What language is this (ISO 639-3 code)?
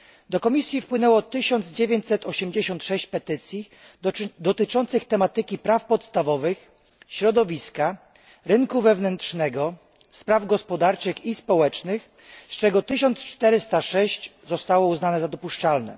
pol